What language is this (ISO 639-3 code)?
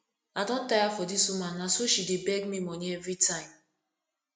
pcm